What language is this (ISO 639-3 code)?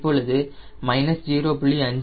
tam